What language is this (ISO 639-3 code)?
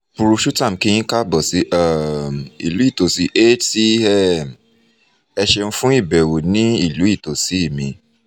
yor